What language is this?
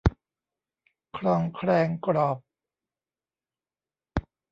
Thai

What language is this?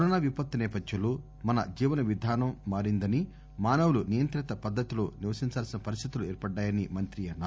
Telugu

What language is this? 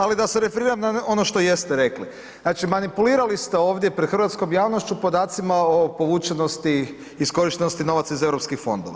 Croatian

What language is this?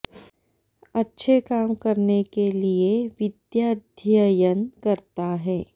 Sanskrit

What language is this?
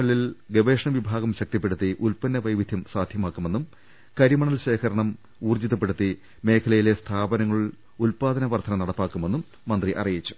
Malayalam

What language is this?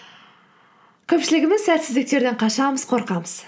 Kazakh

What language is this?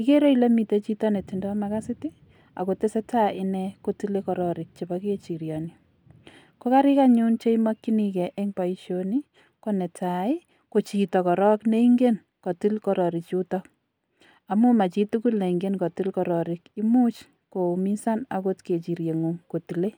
Kalenjin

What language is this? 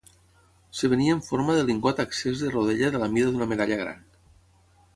Catalan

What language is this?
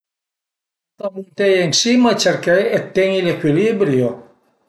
Piedmontese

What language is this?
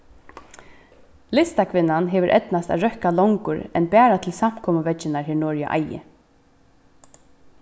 Faroese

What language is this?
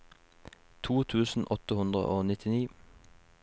Norwegian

